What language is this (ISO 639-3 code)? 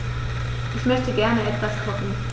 deu